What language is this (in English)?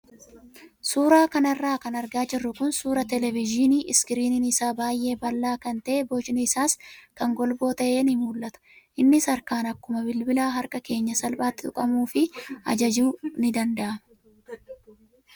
Oromo